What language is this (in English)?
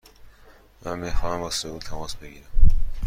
Persian